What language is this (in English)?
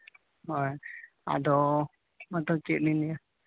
Santali